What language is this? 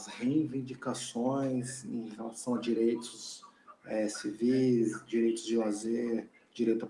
Portuguese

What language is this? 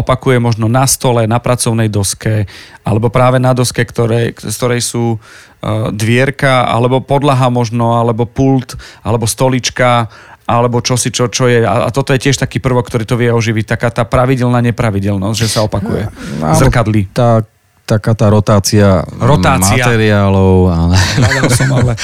Slovak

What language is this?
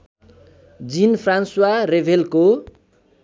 Nepali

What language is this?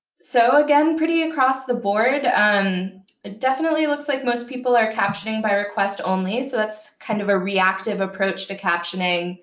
English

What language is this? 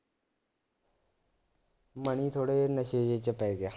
Punjabi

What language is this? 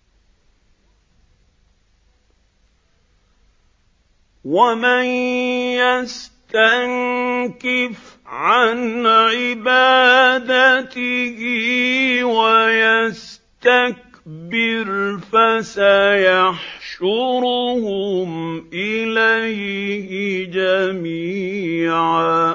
Arabic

